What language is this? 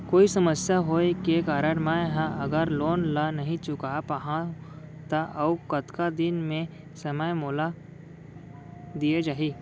Chhattisgarhi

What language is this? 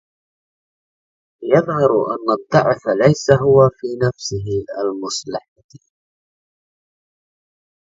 Arabic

